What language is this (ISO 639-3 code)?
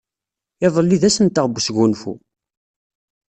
kab